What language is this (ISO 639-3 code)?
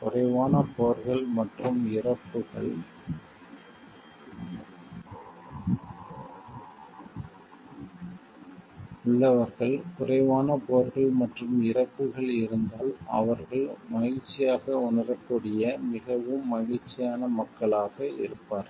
tam